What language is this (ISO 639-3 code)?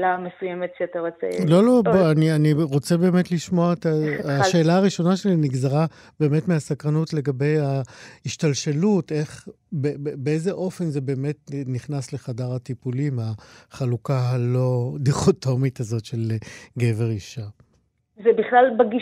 heb